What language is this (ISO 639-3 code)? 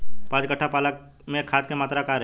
bho